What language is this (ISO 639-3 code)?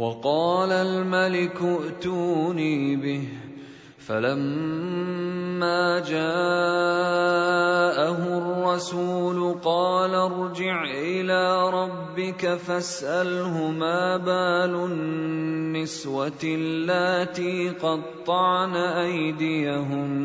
ara